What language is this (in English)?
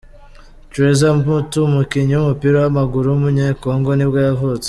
Kinyarwanda